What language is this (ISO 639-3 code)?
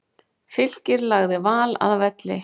isl